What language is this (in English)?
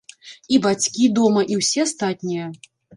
Belarusian